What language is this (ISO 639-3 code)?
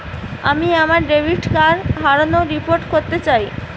ben